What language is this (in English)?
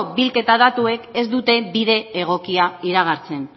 Basque